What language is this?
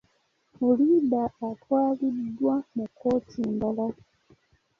Ganda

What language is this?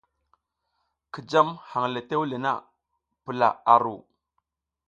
South Giziga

